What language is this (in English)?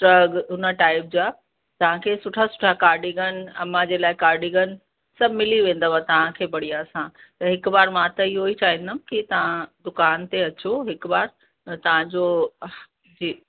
Sindhi